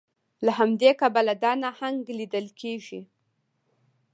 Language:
Pashto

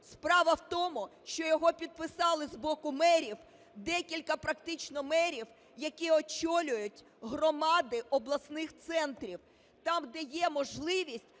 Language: Ukrainian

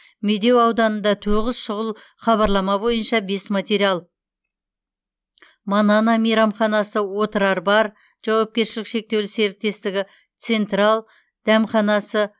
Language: Kazakh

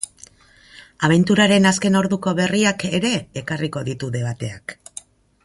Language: Basque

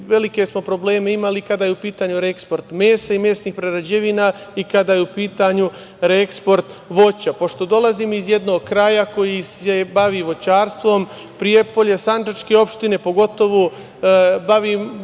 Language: Serbian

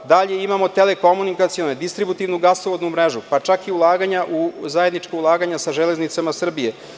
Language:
Serbian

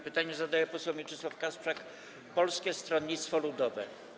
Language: Polish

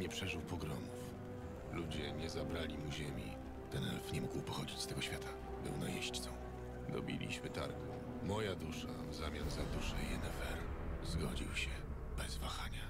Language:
Polish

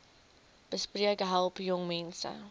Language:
Afrikaans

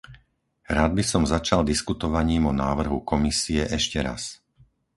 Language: Slovak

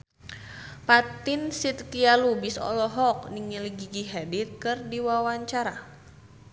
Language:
Sundanese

